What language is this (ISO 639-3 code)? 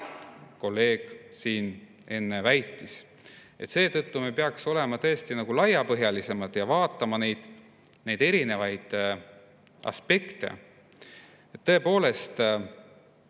est